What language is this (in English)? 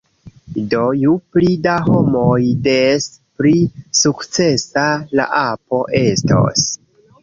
Esperanto